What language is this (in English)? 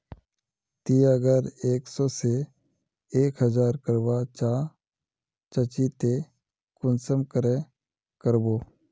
Magahi